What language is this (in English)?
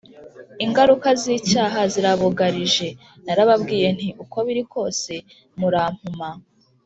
Kinyarwanda